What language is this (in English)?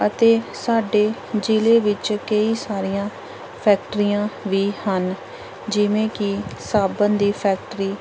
Punjabi